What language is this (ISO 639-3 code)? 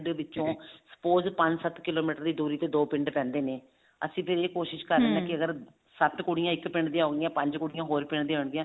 pan